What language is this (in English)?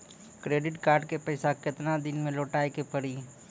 Maithili